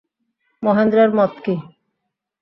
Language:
Bangla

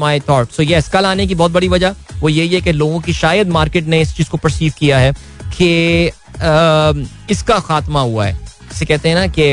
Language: Hindi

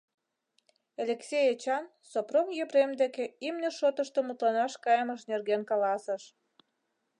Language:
Mari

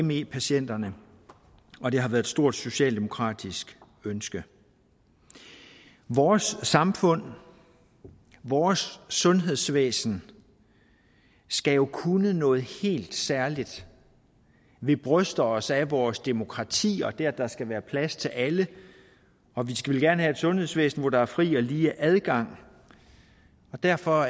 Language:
Danish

